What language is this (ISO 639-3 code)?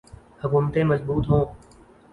urd